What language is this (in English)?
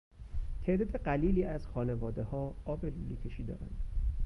Persian